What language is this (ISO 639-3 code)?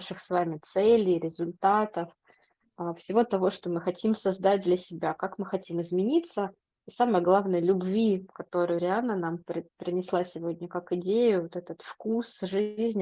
rus